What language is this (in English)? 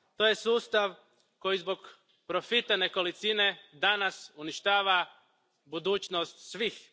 Croatian